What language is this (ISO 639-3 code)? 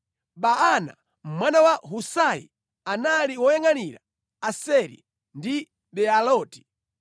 nya